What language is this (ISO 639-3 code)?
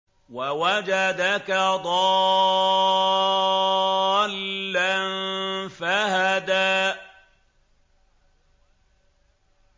ara